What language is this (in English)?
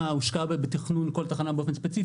Hebrew